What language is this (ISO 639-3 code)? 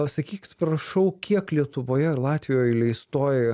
lit